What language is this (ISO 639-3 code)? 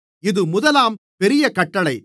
tam